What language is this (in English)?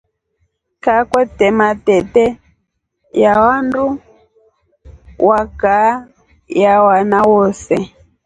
Rombo